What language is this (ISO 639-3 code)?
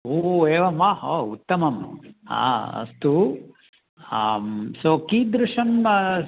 san